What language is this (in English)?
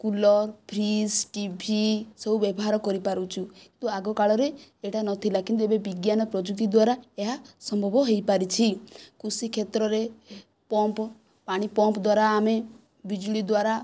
Odia